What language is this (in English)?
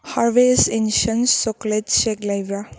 Manipuri